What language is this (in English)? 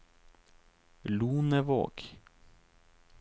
Norwegian